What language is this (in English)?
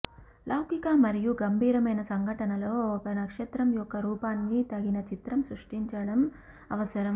Telugu